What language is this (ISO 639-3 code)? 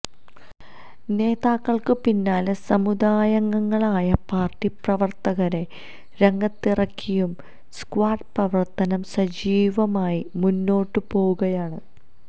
mal